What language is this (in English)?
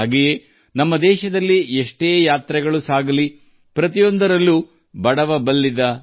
Kannada